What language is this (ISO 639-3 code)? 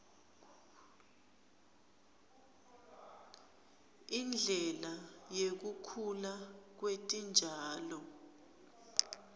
ssw